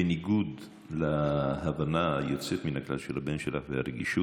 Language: Hebrew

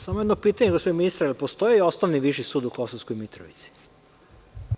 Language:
Serbian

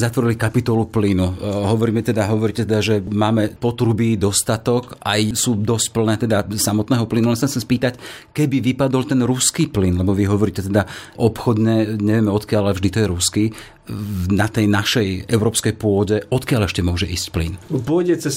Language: Slovak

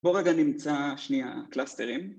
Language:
Hebrew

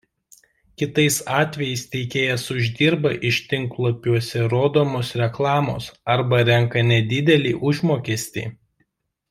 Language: Lithuanian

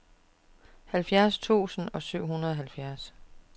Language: Danish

